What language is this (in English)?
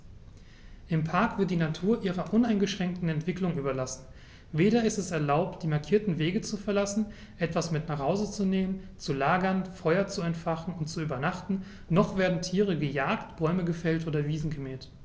German